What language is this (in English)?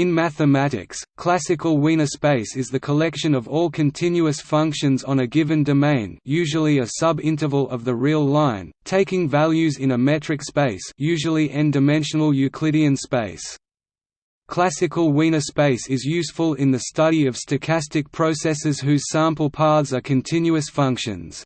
English